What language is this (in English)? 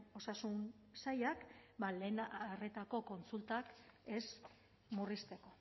Basque